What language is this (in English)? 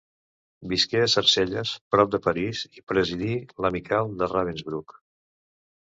Catalan